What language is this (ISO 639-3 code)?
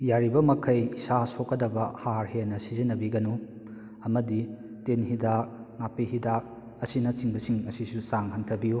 mni